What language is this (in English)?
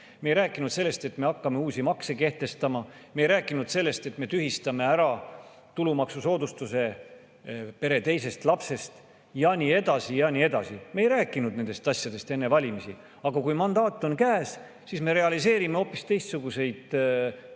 Estonian